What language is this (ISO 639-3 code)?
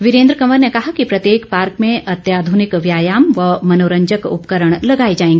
hin